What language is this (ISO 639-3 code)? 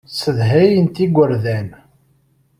kab